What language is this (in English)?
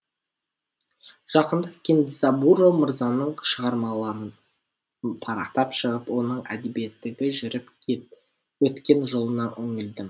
Kazakh